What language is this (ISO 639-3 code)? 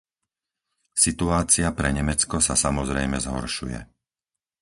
slk